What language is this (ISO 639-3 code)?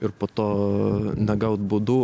lit